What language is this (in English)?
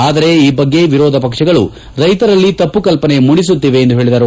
Kannada